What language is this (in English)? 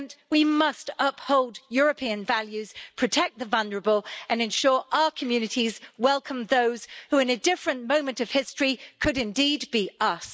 English